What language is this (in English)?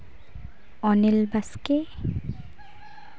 Santali